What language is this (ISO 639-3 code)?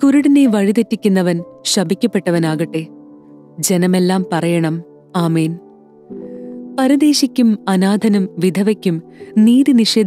hin